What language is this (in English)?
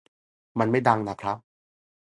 Thai